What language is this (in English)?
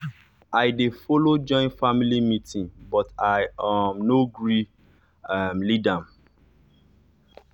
Nigerian Pidgin